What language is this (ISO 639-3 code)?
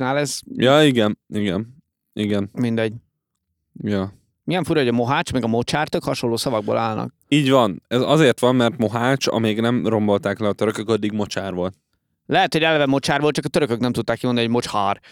hun